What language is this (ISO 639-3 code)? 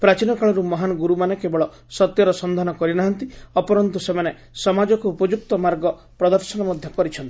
ori